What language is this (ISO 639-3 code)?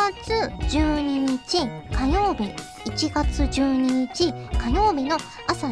jpn